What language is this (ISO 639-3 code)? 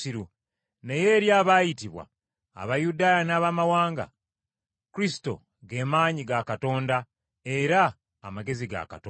lug